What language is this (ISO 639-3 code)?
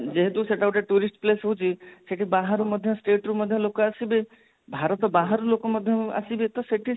ori